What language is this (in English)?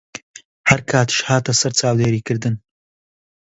Central Kurdish